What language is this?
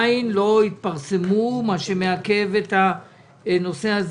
Hebrew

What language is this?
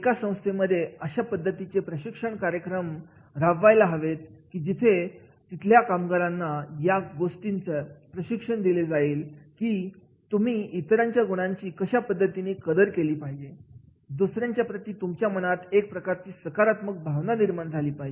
Marathi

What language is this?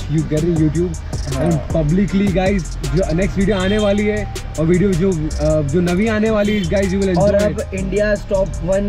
Hindi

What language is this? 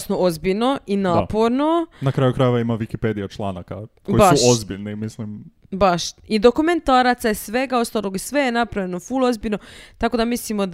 Croatian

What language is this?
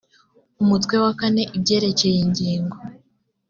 Kinyarwanda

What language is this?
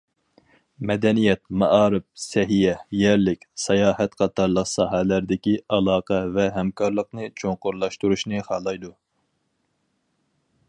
Uyghur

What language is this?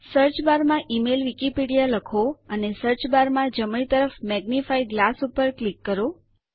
Gujarati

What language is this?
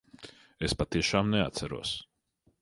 Latvian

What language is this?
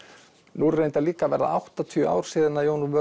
Icelandic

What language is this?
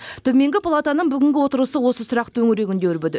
Kazakh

